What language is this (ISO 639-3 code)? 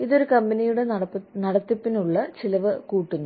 mal